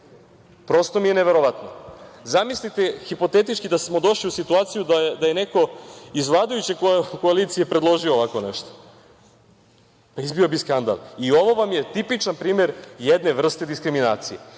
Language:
Serbian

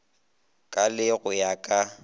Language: Northern Sotho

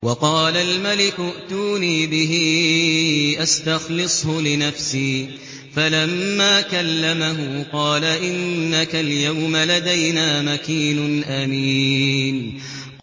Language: Arabic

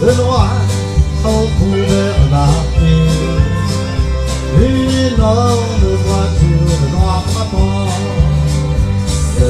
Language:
Dutch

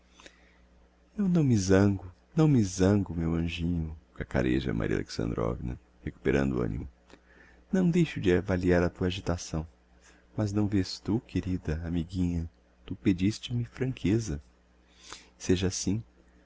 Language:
Portuguese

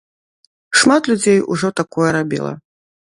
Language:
Belarusian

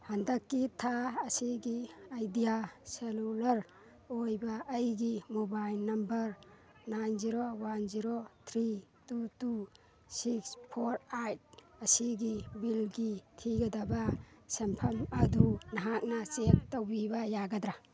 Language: Manipuri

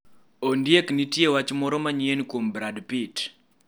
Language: Luo (Kenya and Tanzania)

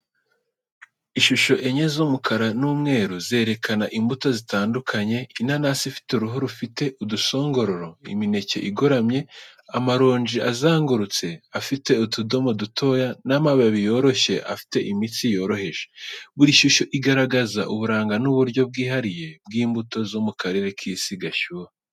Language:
Kinyarwanda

